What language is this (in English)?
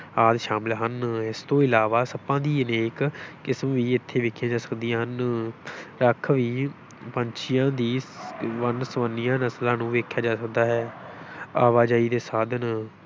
Punjabi